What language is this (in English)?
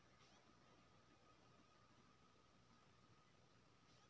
Maithili